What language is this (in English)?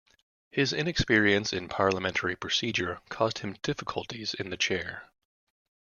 English